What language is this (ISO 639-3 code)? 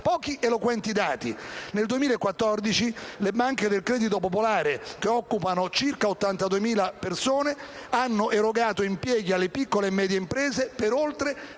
ita